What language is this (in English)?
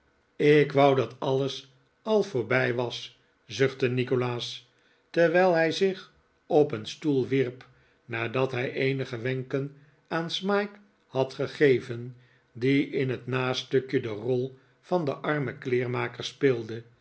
Dutch